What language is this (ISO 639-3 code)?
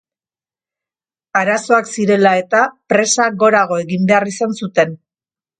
eus